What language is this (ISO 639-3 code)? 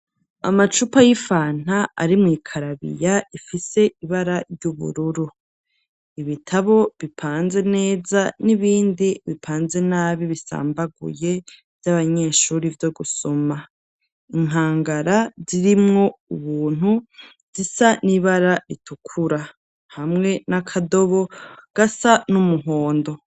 run